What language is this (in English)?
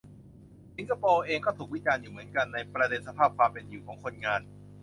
Thai